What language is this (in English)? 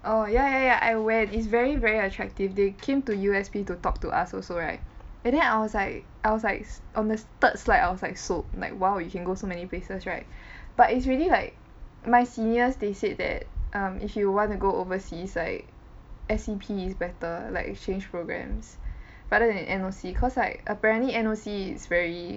English